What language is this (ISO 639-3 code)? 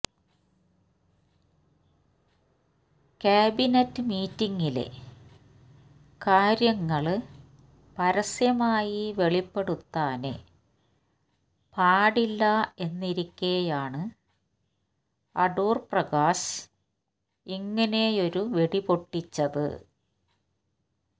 mal